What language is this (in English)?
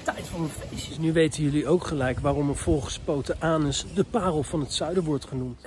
Dutch